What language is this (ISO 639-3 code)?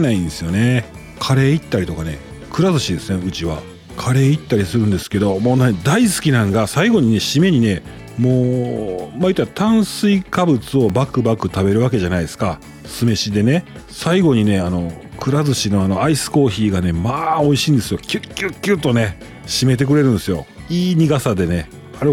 jpn